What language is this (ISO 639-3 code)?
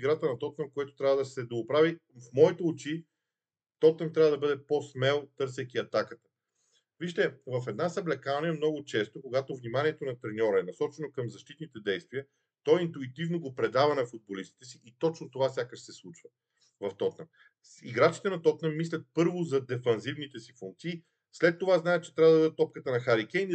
bul